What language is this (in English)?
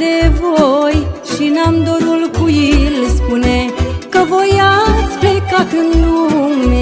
Romanian